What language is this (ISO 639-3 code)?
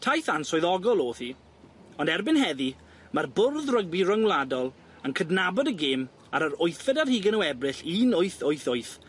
cym